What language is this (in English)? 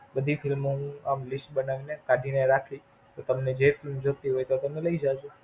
Gujarati